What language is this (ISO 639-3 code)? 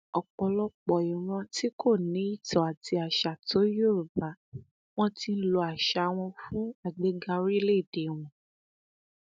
yor